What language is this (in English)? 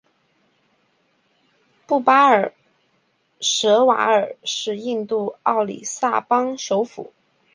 Chinese